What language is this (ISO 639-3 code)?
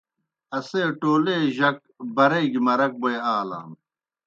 plk